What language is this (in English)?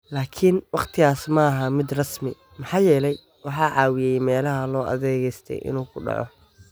Somali